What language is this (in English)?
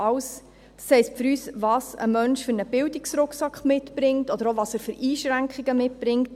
Swiss German